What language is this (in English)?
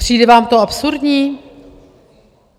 Czech